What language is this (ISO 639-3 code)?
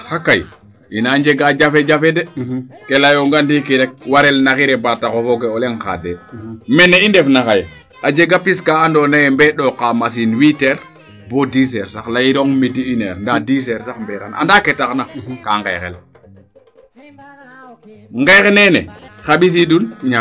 srr